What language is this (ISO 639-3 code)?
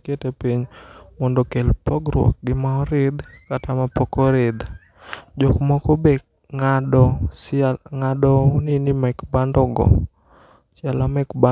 luo